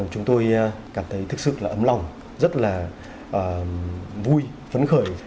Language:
Vietnamese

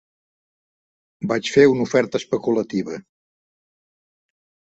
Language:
Catalan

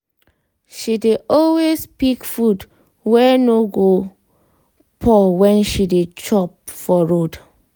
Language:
Nigerian Pidgin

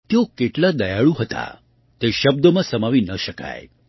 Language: Gujarati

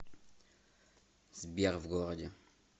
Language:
Russian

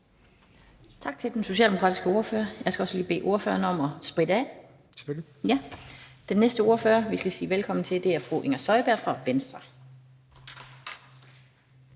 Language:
Danish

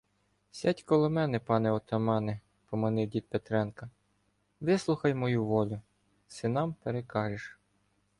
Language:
Ukrainian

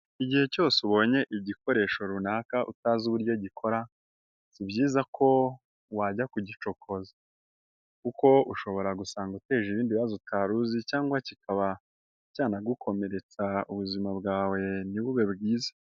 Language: Kinyarwanda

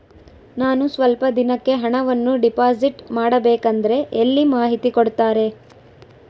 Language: Kannada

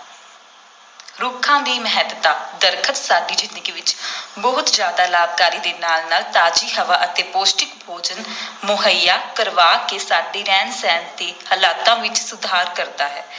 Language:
Punjabi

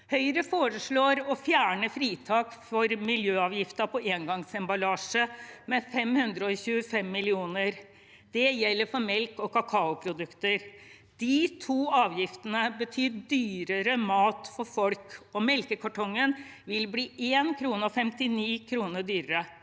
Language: Norwegian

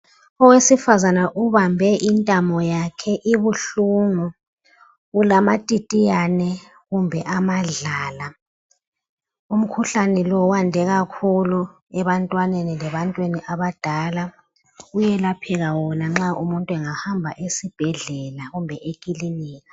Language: North Ndebele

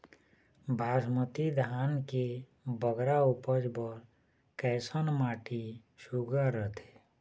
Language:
Chhattisgarhi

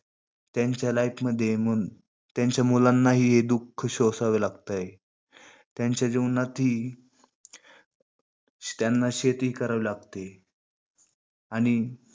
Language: Marathi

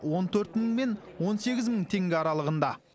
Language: Kazakh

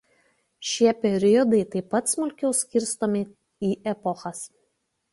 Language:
Lithuanian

